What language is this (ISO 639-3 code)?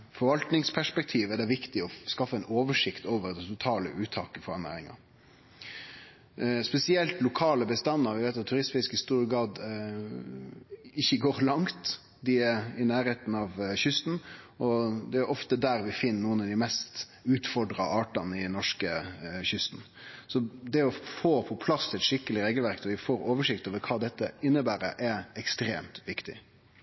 nno